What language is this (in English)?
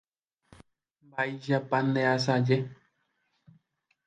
Guarani